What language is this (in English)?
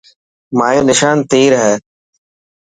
Dhatki